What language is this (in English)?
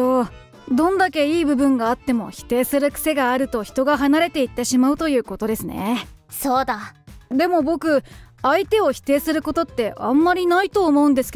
Japanese